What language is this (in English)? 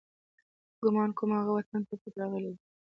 Pashto